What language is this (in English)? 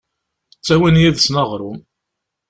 Kabyle